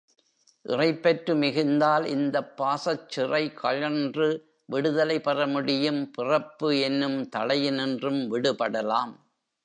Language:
Tamil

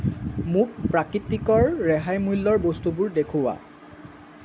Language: Assamese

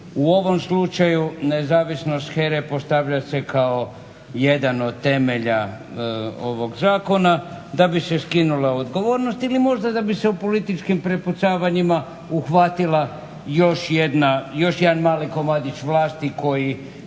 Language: Croatian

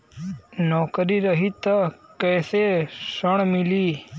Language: Bhojpuri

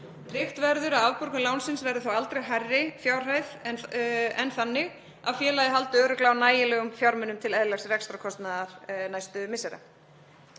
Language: Icelandic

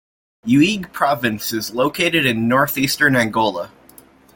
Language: English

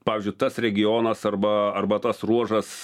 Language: Lithuanian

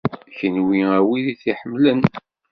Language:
Kabyle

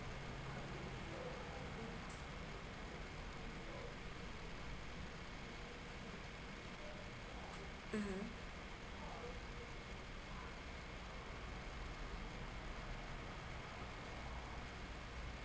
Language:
English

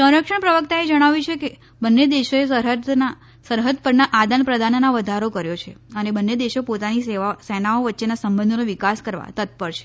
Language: Gujarati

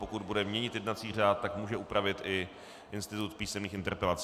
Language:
Czech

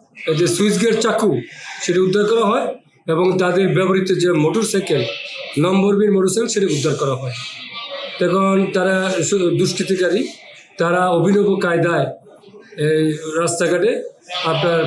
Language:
Turkish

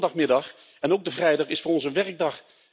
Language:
Dutch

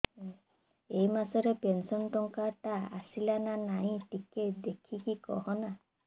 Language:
Odia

